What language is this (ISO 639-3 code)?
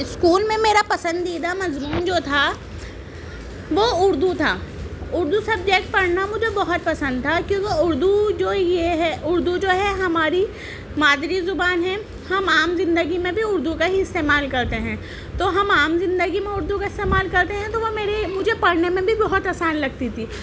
urd